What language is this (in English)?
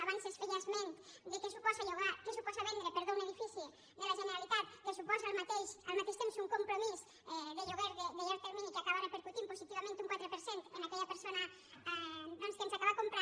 Catalan